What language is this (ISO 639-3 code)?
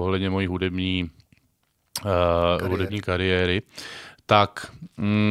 ces